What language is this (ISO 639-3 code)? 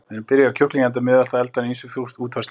isl